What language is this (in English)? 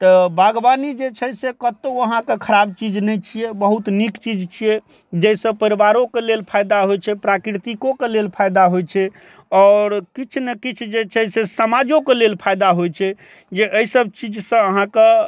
Maithili